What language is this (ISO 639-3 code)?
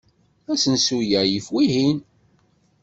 kab